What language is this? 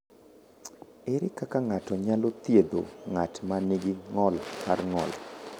Luo (Kenya and Tanzania)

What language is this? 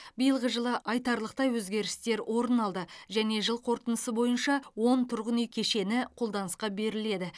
Kazakh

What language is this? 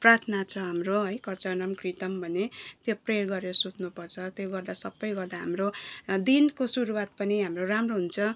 Nepali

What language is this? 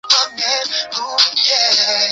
Chinese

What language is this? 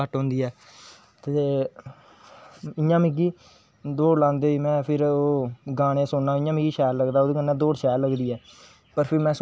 Dogri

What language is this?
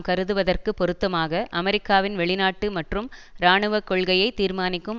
Tamil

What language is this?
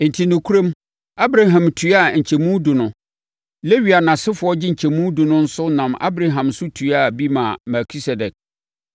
Akan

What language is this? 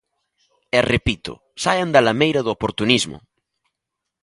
Galician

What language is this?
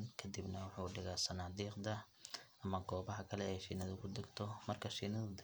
Somali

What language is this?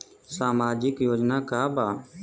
Bhojpuri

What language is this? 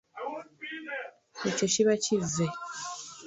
Ganda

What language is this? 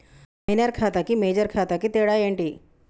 Telugu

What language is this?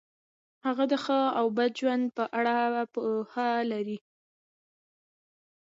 Pashto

